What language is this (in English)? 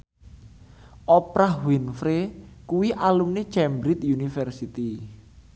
Javanese